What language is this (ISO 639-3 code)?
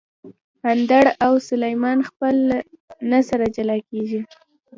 pus